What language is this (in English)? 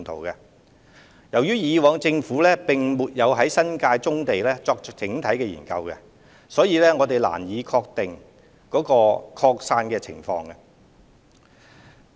Cantonese